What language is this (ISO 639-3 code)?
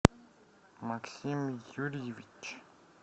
rus